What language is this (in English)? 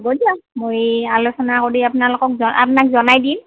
Assamese